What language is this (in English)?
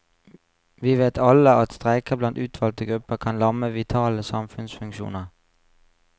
Norwegian